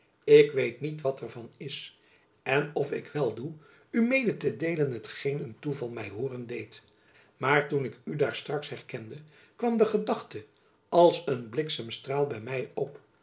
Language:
Dutch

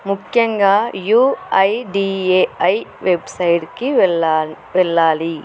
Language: Telugu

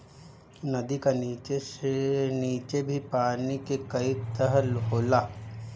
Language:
Bhojpuri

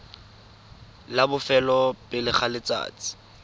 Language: Tswana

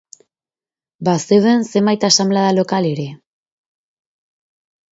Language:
Basque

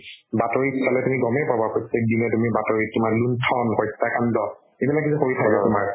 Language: Assamese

